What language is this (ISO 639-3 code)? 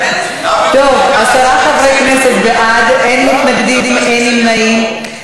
heb